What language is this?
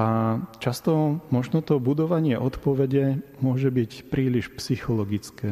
Slovak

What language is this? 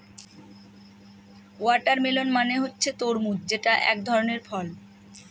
Bangla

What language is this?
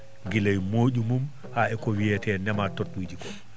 Fula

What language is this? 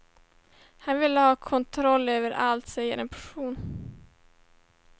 Swedish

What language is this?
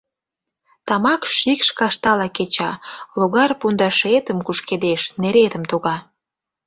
Mari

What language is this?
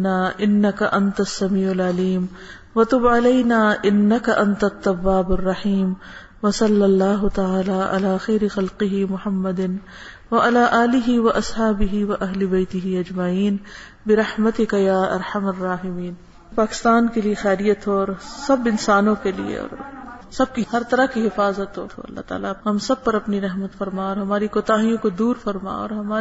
Urdu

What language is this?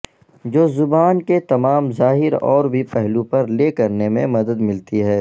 Urdu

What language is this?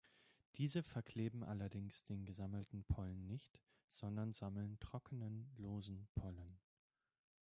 German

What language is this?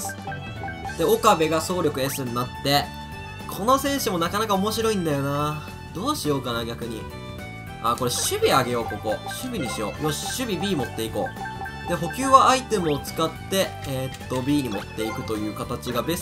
Japanese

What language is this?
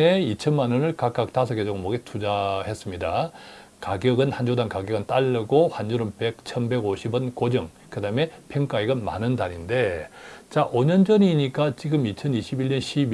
Korean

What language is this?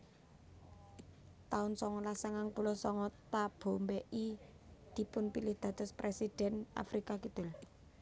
Javanese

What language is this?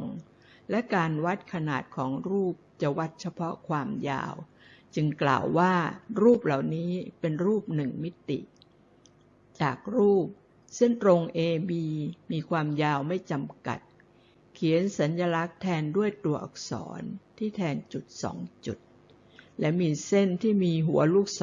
Thai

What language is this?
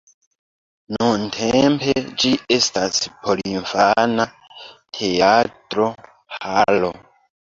Esperanto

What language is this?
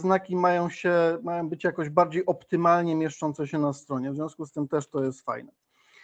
Polish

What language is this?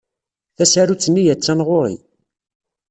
Kabyle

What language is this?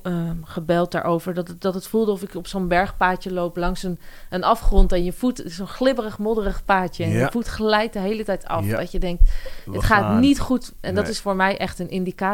Dutch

